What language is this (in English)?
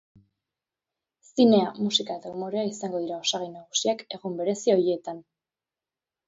Basque